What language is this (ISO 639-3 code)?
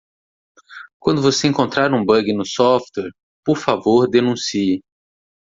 por